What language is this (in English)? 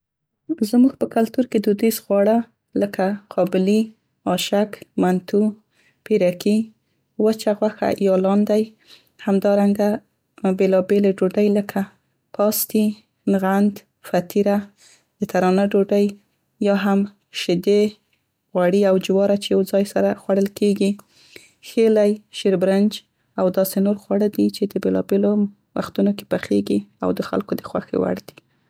Central Pashto